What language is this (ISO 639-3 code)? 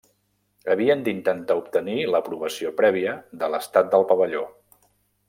cat